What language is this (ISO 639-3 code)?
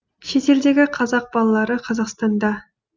kaz